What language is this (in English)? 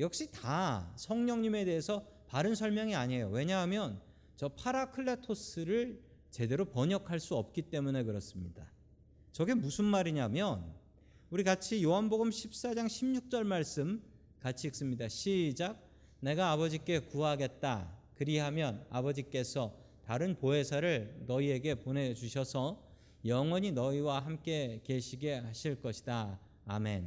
Korean